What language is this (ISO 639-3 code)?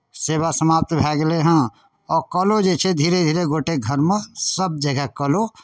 mai